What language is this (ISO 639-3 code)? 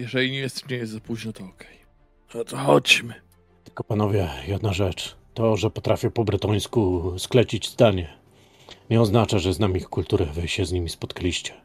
pol